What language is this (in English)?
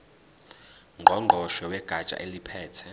Zulu